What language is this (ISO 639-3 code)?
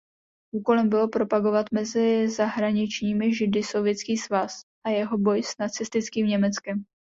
ces